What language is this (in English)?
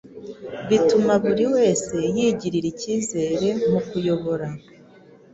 Kinyarwanda